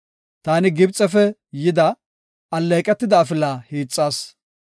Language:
Gofa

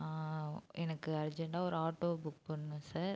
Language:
Tamil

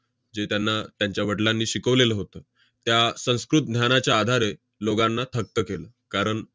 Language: Marathi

